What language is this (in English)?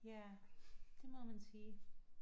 Danish